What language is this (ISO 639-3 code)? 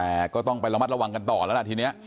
tha